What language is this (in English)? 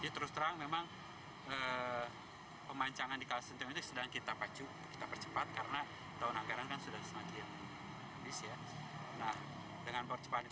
Indonesian